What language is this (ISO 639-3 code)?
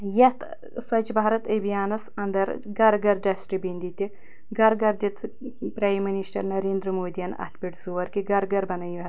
kas